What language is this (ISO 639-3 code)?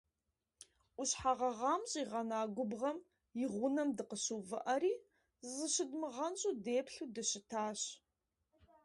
kbd